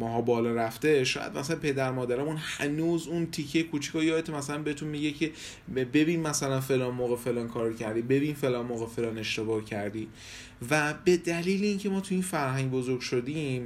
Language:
Persian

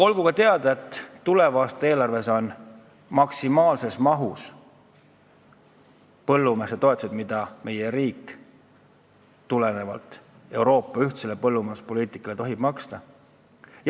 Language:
Estonian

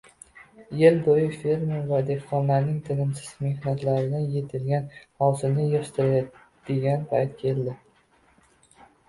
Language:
Uzbek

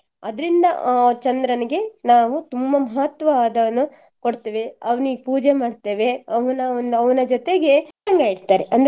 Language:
Kannada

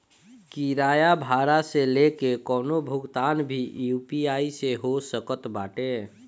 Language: Bhojpuri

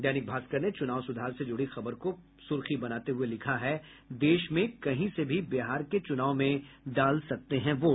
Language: Hindi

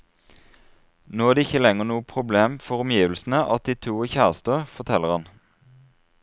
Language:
Norwegian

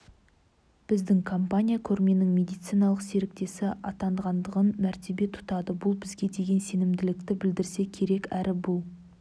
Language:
Kazakh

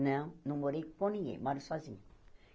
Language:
Portuguese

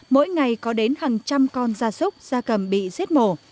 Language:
Vietnamese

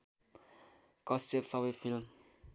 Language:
Nepali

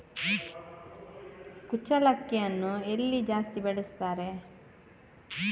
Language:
Kannada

